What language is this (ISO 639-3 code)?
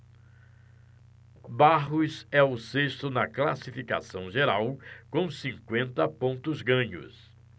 por